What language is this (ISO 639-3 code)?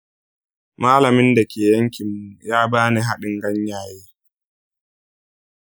hau